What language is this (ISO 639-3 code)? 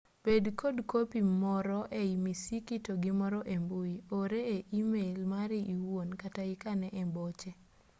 luo